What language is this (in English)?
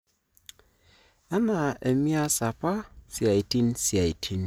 Masai